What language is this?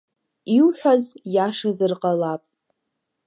Abkhazian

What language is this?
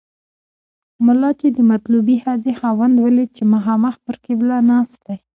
Pashto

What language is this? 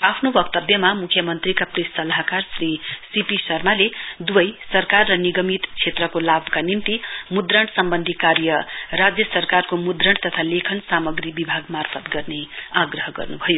Nepali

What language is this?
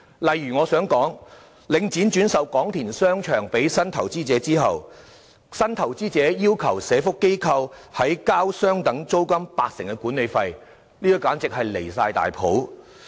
Cantonese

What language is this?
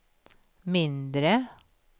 Swedish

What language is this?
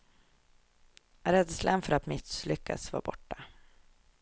Swedish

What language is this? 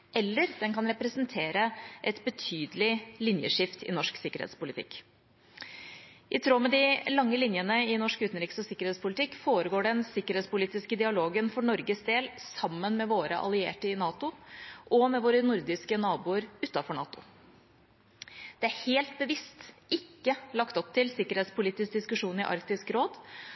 Norwegian Bokmål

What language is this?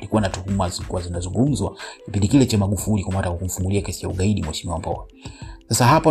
Swahili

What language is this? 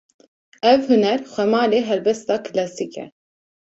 Kurdish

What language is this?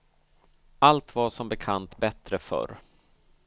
Swedish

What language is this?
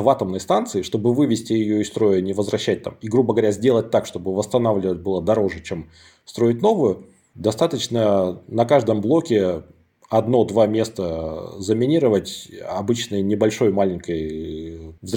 Russian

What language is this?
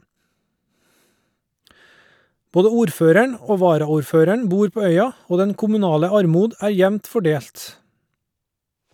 Norwegian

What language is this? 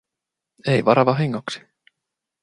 Finnish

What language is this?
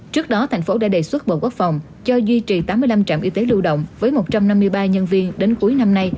Vietnamese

